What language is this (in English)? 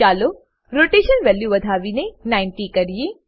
Gujarati